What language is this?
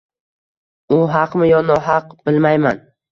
Uzbek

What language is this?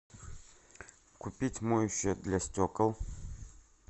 Russian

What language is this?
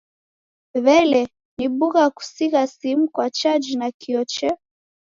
Taita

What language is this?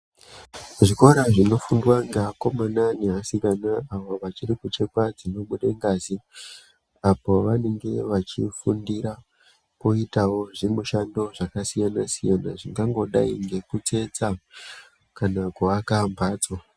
Ndau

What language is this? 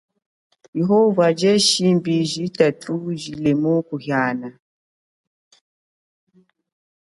Chokwe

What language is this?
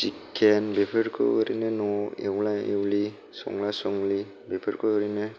Bodo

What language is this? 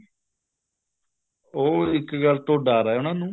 Punjabi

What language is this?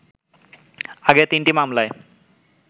Bangla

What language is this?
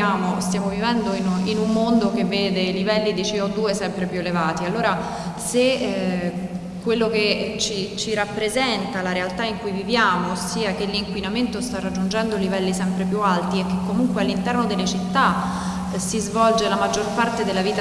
Italian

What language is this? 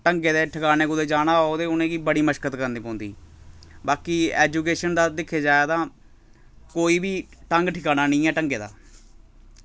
Dogri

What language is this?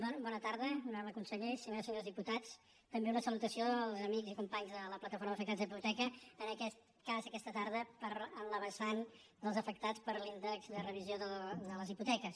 Catalan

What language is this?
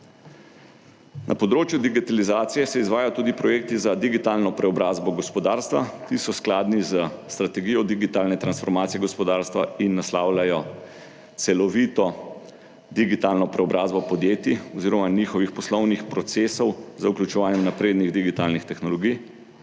Slovenian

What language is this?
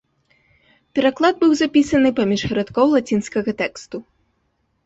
Belarusian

